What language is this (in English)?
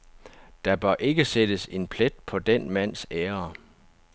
Danish